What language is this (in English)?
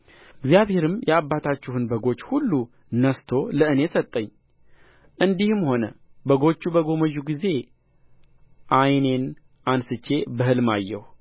Amharic